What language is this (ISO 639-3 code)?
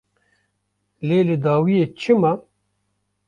kur